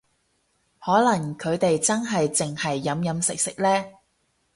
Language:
Cantonese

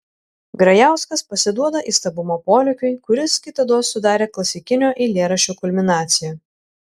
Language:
Lithuanian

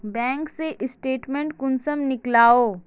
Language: Magahi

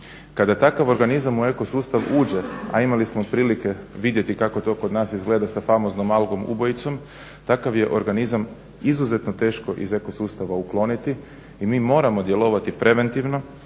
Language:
Croatian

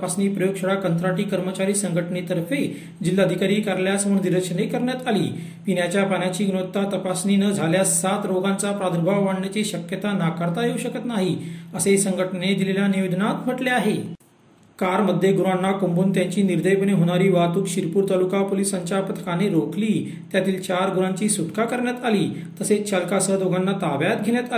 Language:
Marathi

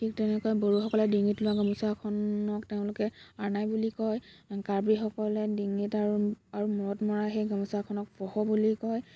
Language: Assamese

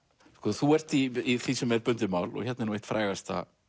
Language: Icelandic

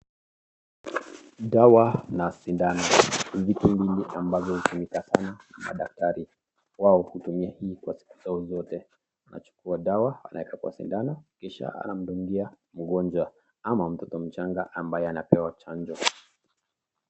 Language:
Swahili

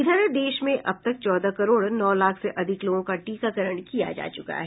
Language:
Hindi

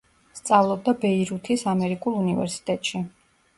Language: Georgian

